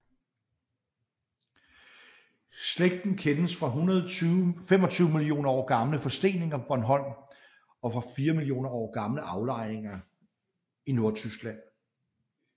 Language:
Danish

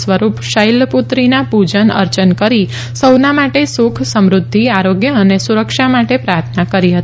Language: Gujarati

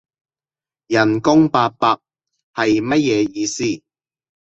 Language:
Cantonese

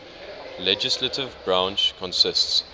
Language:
English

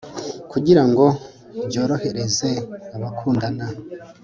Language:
Kinyarwanda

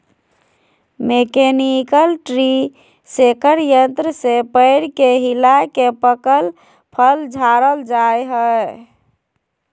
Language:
Magahi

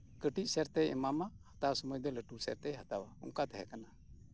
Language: Santali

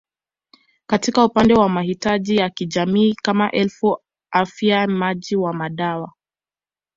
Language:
Swahili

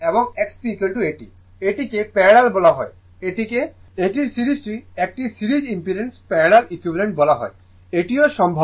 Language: Bangla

